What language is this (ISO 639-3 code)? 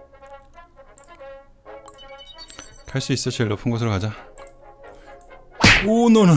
kor